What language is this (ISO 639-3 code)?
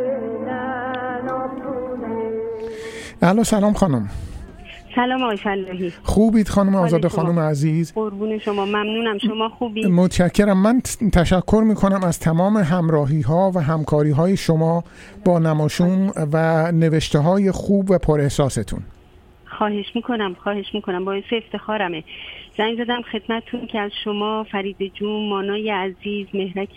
fas